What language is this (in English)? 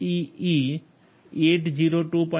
Gujarati